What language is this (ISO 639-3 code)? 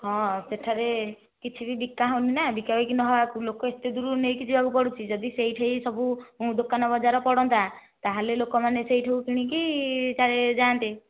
ori